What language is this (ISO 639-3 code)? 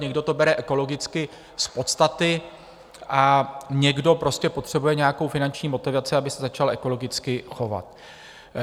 ces